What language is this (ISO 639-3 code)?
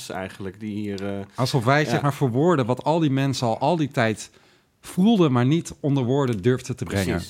nld